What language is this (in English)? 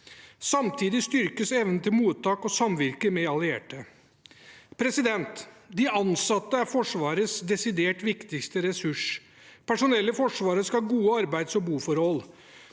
Norwegian